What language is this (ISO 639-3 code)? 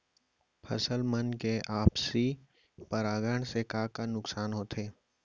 hne